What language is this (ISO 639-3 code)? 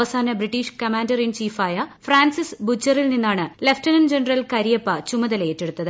mal